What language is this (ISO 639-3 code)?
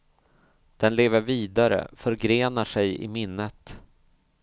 swe